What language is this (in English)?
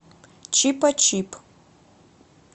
Russian